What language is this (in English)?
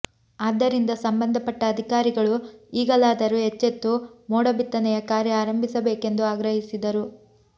Kannada